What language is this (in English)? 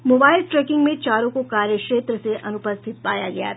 Hindi